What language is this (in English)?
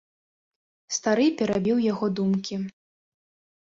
Belarusian